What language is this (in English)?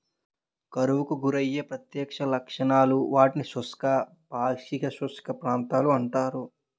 Telugu